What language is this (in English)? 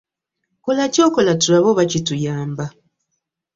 Ganda